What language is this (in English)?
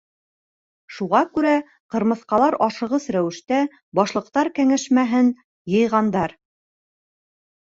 Bashkir